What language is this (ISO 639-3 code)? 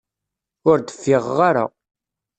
kab